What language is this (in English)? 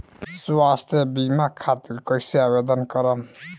Bhojpuri